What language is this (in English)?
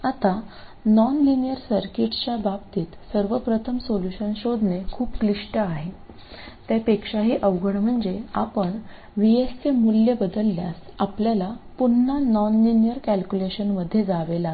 Marathi